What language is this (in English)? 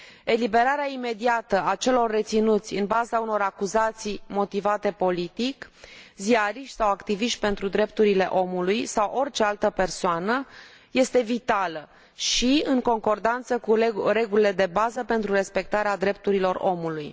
Romanian